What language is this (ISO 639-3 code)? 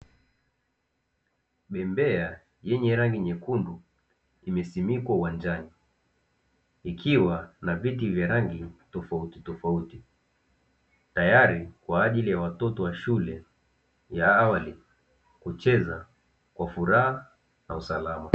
swa